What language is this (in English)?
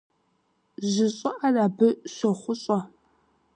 Kabardian